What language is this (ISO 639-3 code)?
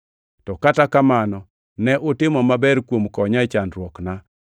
luo